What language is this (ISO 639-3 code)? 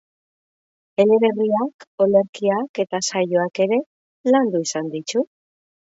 eus